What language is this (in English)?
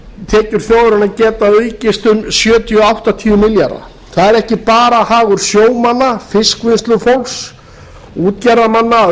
Icelandic